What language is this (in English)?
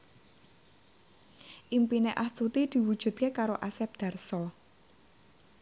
Javanese